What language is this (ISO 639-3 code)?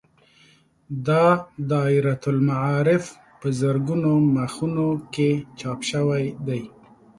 pus